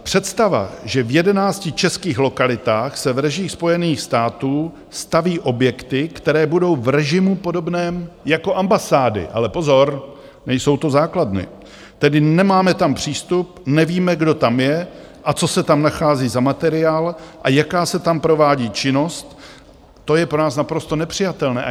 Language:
Czech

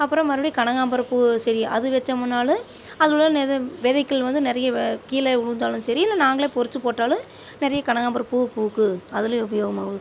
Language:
Tamil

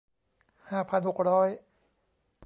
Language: Thai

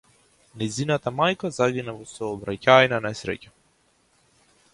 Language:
Macedonian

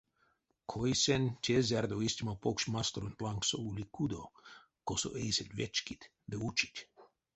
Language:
Erzya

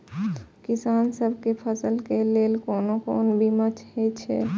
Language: Maithili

